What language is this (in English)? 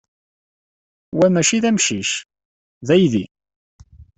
Kabyle